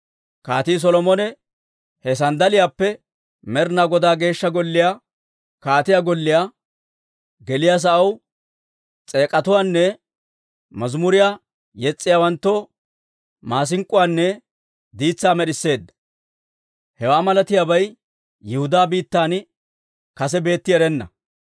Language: Dawro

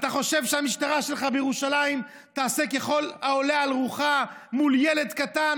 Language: Hebrew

